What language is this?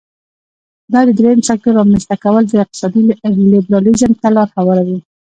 Pashto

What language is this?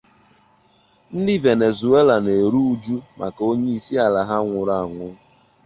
Igbo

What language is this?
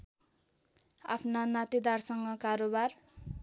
Nepali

